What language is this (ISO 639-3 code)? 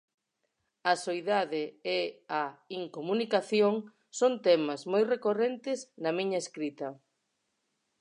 glg